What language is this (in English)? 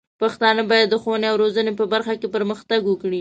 Pashto